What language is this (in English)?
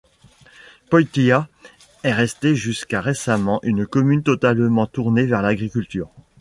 French